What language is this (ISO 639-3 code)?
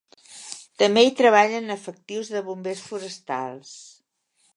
cat